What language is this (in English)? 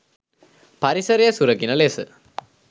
Sinhala